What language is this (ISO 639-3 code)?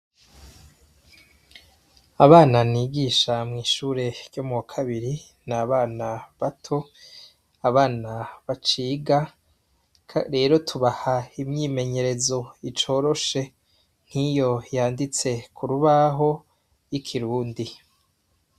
run